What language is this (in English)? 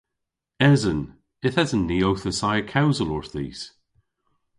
Cornish